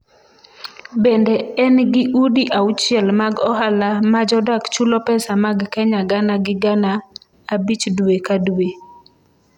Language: Luo (Kenya and Tanzania)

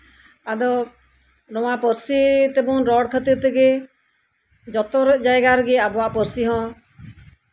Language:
Santali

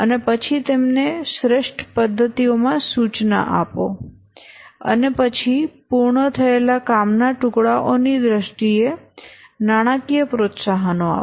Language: Gujarati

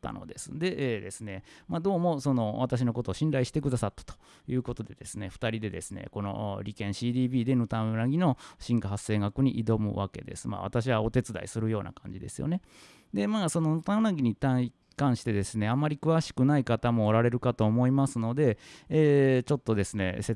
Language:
Japanese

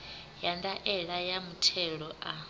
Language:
Venda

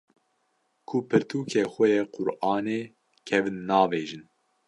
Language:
Kurdish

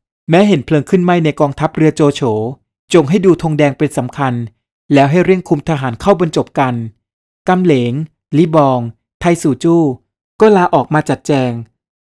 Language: Thai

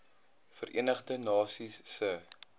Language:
Afrikaans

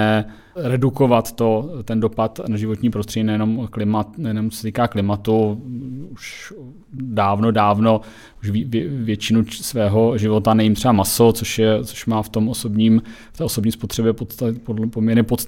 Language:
Czech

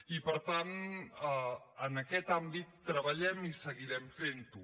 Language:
Catalan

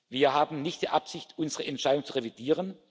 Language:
German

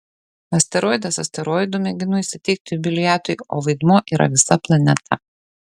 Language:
Lithuanian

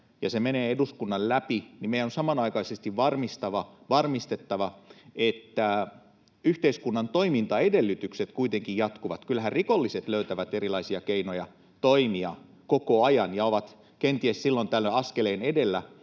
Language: Finnish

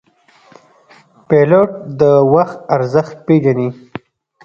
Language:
Pashto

